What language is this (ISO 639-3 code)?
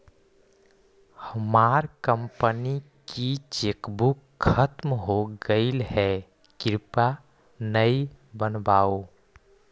mag